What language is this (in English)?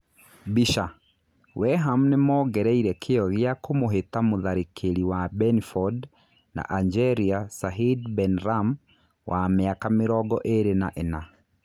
Kikuyu